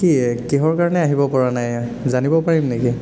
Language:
Assamese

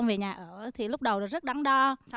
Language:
Vietnamese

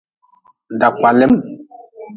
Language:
Nawdm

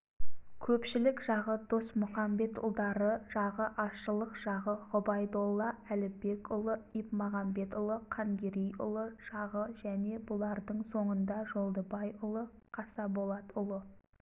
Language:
Kazakh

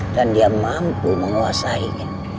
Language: Indonesian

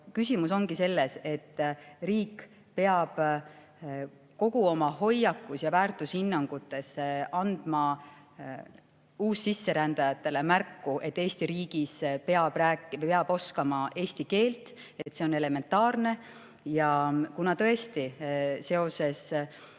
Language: Estonian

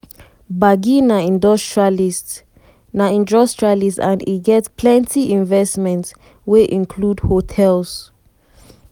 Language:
Nigerian Pidgin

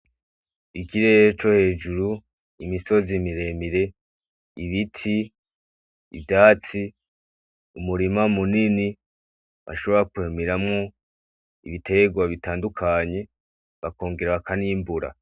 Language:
Rundi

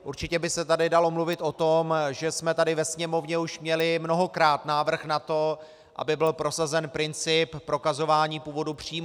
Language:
Czech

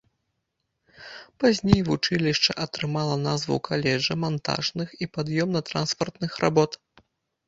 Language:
Belarusian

